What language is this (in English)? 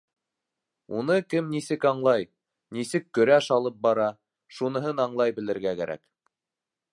Bashkir